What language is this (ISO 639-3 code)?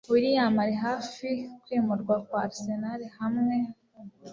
kin